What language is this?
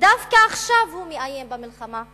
Hebrew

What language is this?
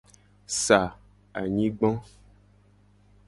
Gen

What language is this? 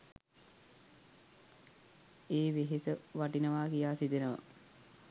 Sinhala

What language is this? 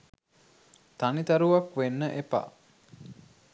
Sinhala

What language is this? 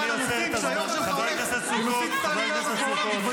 Hebrew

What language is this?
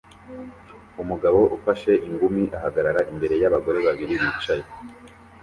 Kinyarwanda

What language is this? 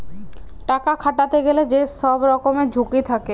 Bangla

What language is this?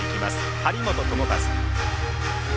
Japanese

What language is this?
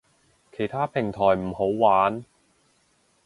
Cantonese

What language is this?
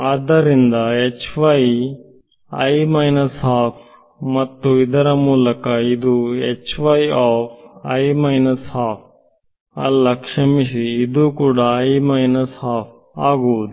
Kannada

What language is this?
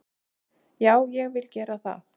Icelandic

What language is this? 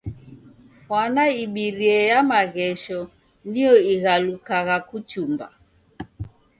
Taita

